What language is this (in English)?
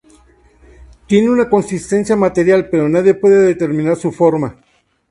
Spanish